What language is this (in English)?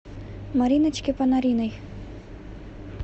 Russian